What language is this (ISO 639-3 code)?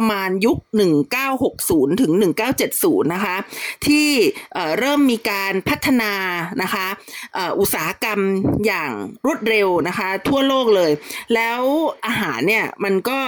tha